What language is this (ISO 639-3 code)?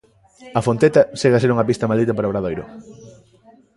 glg